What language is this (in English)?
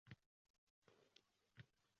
Uzbek